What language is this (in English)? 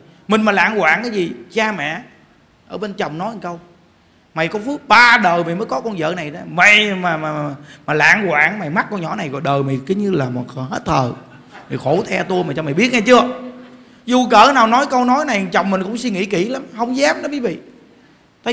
Vietnamese